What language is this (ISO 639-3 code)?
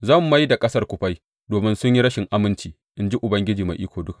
hau